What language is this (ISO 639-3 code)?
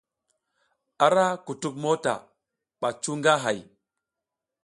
giz